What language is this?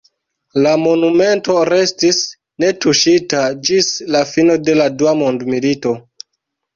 Esperanto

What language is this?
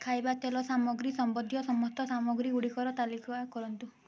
Odia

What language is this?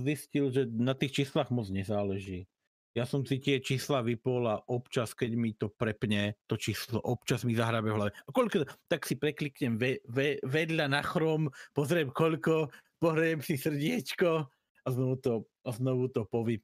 Czech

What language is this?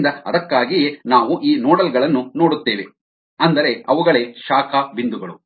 Kannada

